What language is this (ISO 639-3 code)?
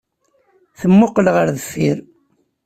kab